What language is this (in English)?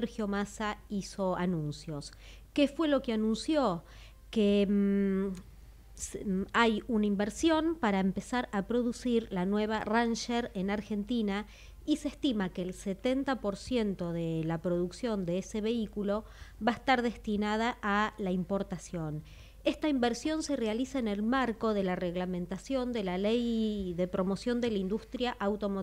Spanish